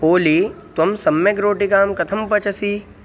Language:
Sanskrit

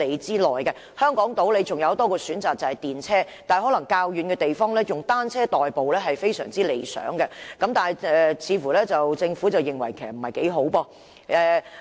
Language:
Cantonese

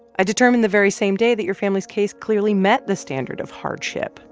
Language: English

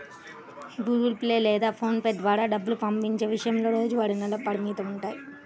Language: Telugu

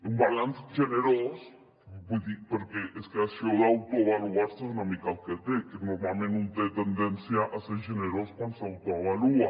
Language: Catalan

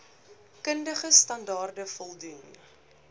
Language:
Afrikaans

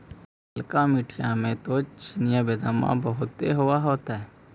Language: Magahi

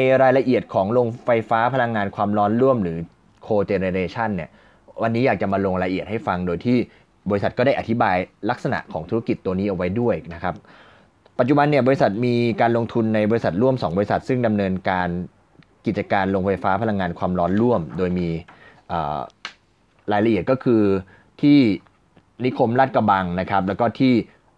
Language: Thai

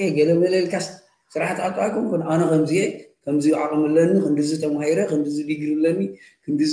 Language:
Arabic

